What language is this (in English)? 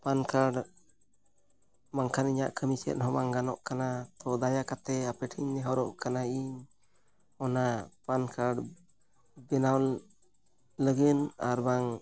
Santali